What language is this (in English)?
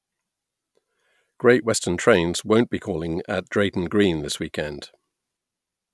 English